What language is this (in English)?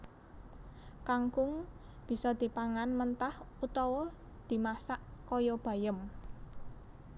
Javanese